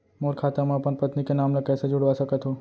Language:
Chhattisgarhi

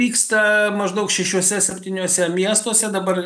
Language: Lithuanian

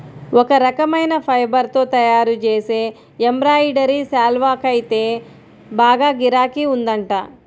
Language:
Telugu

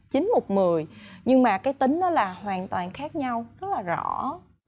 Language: Vietnamese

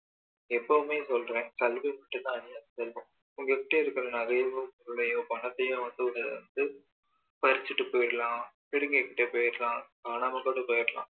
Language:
Tamil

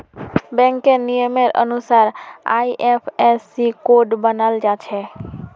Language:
Magahi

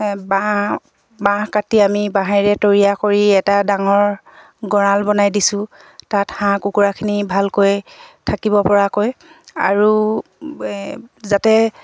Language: Assamese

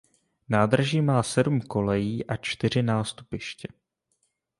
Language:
Czech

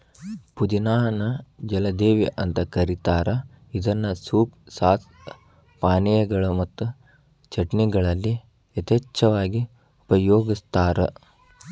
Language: Kannada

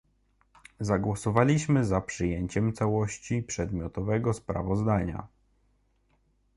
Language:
Polish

